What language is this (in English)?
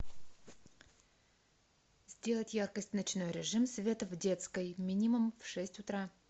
Russian